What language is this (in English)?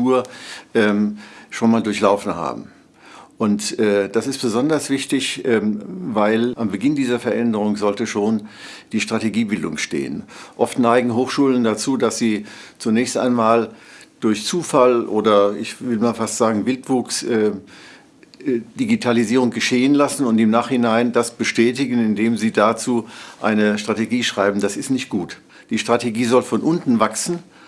German